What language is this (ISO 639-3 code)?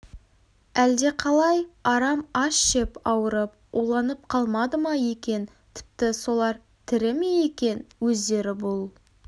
kaz